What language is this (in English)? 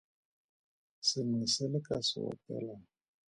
Tswana